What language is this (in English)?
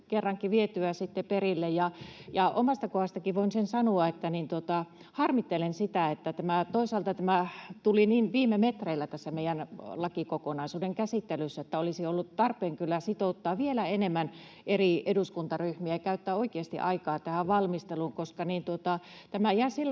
Finnish